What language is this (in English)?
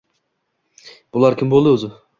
Uzbek